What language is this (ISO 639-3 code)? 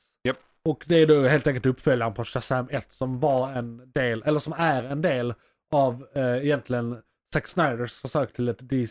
swe